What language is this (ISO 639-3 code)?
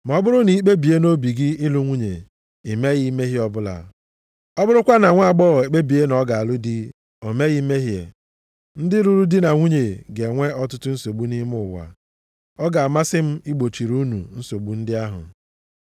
ibo